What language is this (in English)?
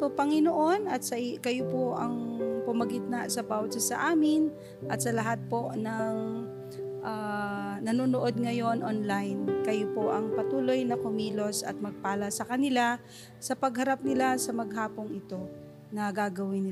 Filipino